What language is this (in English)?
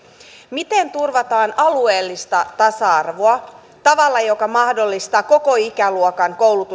Finnish